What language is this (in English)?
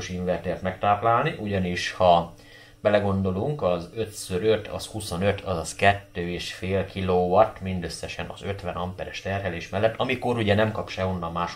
Hungarian